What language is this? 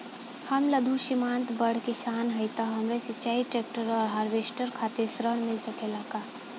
Bhojpuri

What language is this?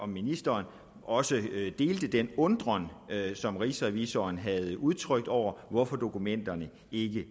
Danish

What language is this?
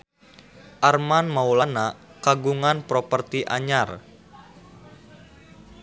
Sundanese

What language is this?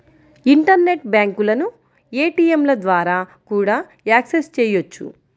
Telugu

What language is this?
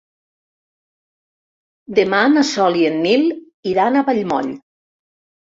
Catalan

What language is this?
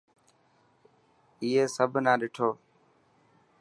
Dhatki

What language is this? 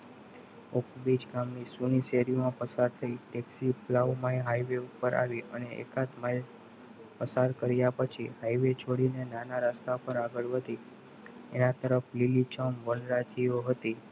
Gujarati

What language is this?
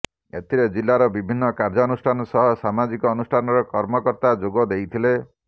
Odia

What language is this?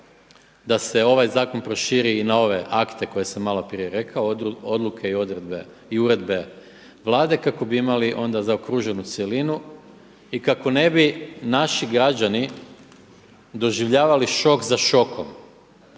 Croatian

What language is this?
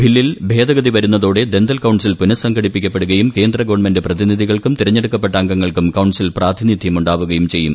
Malayalam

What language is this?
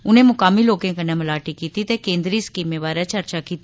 Dogri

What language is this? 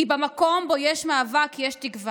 Hebrew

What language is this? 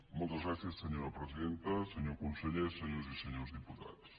Catalan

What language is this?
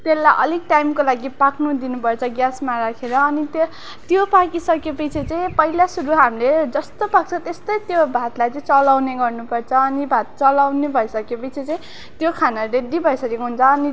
Nepali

